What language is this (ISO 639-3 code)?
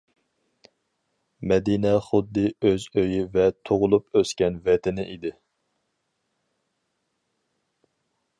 uig